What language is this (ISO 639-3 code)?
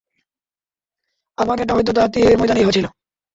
ben